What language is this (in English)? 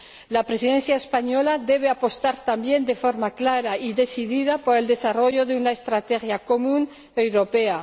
Spanish